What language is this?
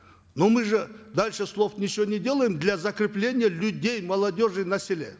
Kazakh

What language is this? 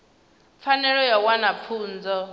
Venda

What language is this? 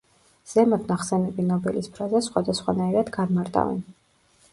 Georgian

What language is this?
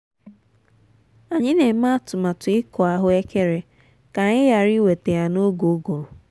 Igbo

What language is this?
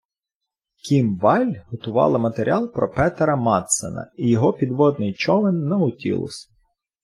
Ukrainian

